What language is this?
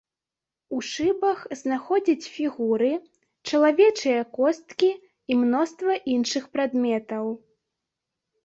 Belarusian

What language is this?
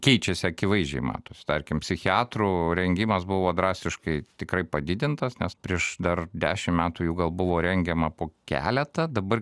Lithuanian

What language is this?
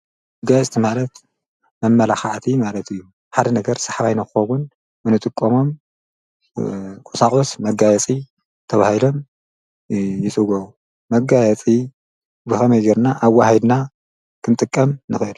Tigrinya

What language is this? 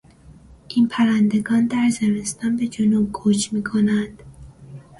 Persian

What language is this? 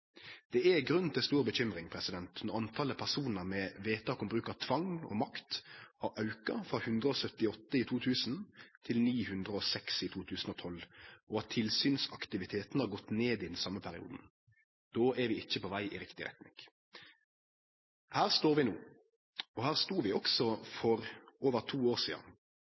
Norwegian Nynorsk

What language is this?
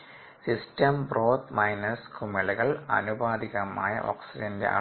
Malayalam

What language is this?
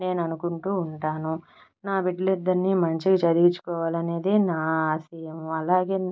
Telugu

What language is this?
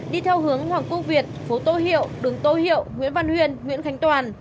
Vietnamese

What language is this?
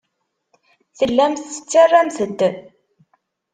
Kabyle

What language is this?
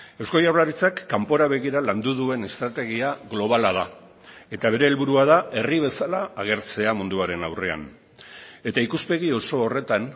Basque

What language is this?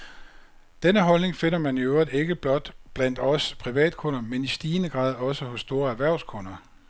Danish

